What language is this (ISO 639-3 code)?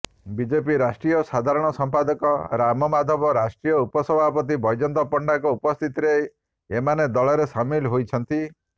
ori